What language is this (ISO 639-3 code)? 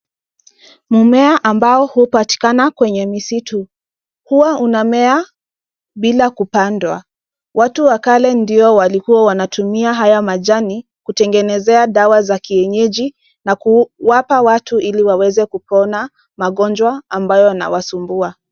swa